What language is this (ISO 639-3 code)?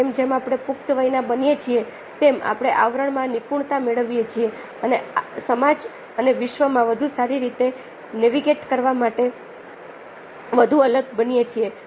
guj